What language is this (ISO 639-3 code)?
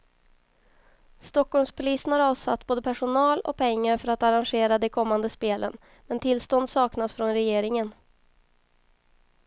swe